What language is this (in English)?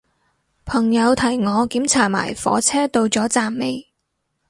Cantonese